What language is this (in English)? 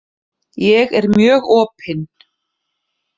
Icelandic